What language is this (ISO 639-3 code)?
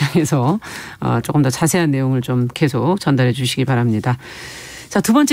kor